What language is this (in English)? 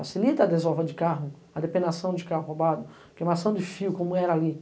Portuguese